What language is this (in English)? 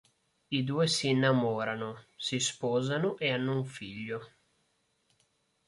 Italian